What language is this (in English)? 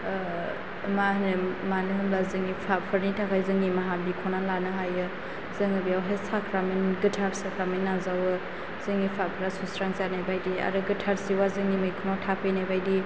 Bodo